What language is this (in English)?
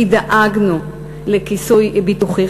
Hebrew